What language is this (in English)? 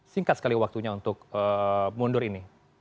Indonesian